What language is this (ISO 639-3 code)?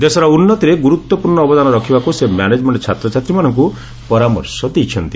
ori